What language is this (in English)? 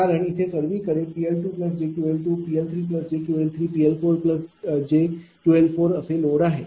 Marathi